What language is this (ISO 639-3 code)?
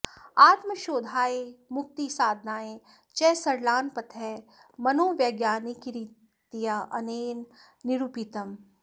san